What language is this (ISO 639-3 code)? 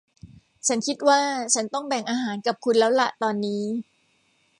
tha